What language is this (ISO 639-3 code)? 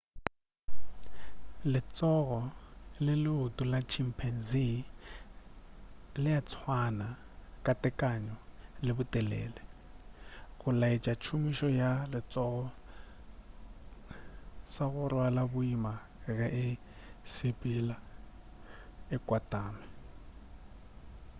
nso